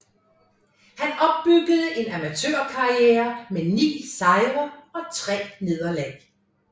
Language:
Danish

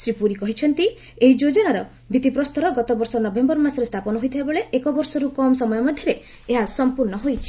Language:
Odia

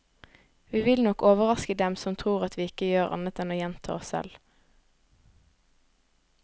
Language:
Norwegian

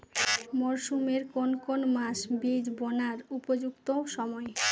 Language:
Bangla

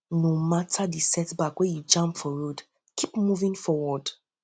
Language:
Nigerian Pidgin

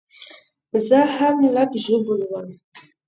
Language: Pashto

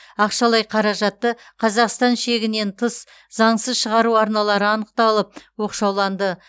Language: Kazakh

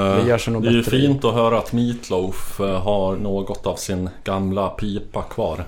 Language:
Swedish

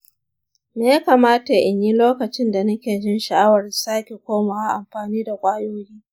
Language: Hausa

